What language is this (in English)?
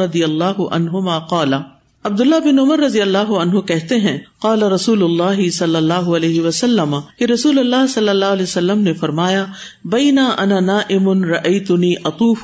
Urdu